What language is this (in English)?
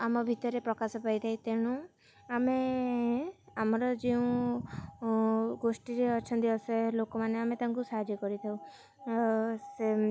Odia